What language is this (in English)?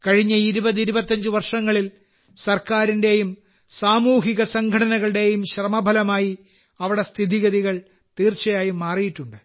Malayalam